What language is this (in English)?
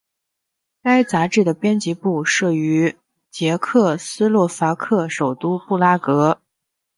Chinese